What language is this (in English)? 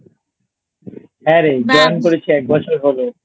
Bangla